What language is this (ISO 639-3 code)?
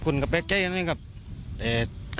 tha